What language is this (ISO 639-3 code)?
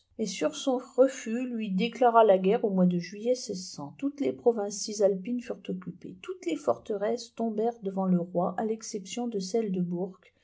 fra